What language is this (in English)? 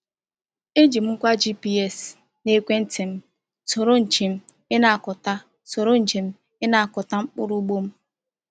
Igbo